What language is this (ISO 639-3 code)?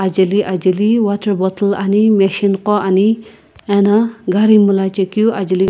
nsm